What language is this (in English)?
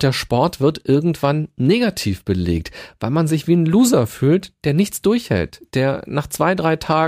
German